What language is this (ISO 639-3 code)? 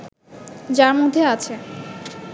ben